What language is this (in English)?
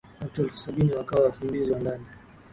Swahili